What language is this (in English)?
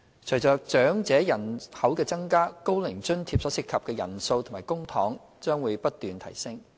Cantonese